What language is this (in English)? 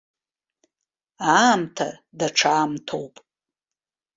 Abkhazian